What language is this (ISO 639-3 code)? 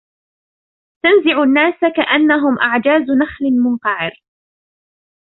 ara